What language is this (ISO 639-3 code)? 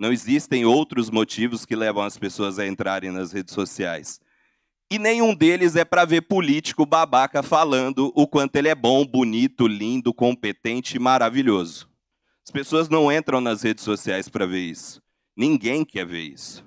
por